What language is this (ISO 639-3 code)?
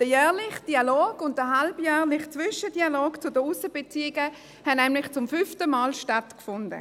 gsw